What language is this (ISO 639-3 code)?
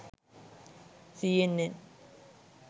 sin